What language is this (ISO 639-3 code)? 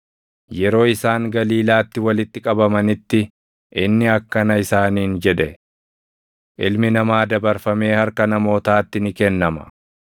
orm